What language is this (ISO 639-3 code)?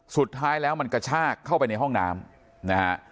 tha